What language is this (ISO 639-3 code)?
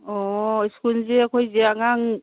mni